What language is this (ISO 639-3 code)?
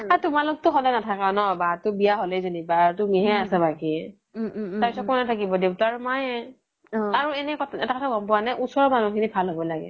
asm